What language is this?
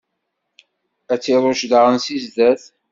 Kabyle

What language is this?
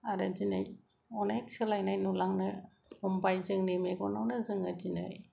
Bodo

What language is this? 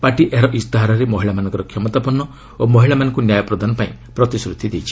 Odia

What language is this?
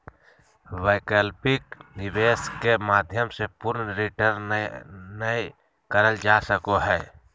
Magahi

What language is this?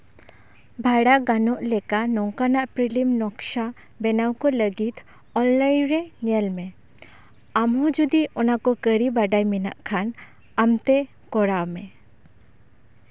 Santali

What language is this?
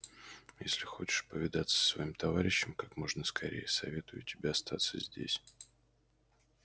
Russian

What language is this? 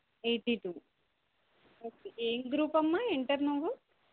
Telugu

